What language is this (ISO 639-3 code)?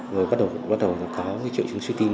vie